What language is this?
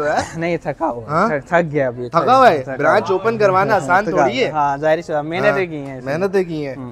Hindi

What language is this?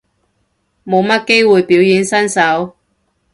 Cantonese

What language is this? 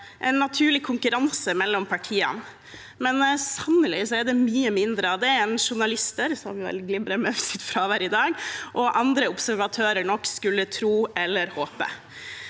Norwegian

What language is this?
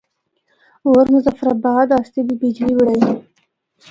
Northern Hindko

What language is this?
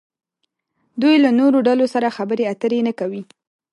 Pashto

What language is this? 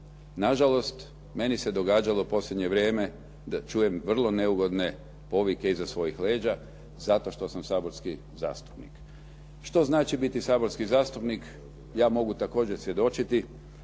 Croatian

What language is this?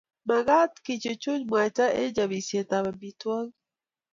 Kalenjin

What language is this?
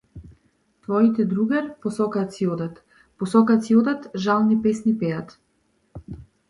Macedonian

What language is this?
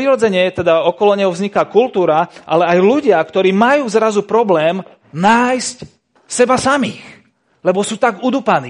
Slovak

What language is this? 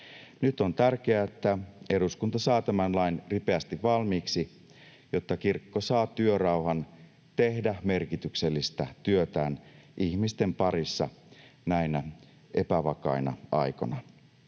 Finnish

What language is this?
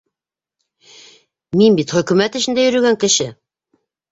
Bashkir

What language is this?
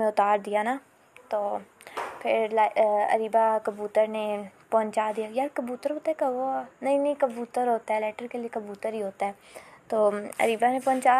Urdu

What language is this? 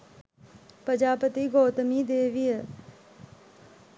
Sinhala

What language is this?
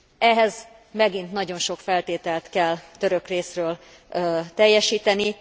Hungarian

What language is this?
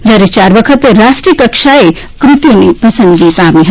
Gujarati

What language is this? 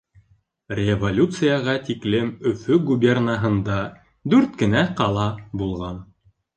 Bashkir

